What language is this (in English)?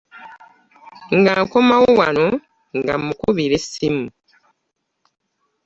Ganda